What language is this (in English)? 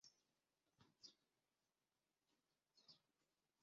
Chinese